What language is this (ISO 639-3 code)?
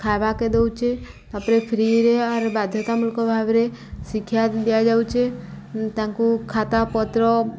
ori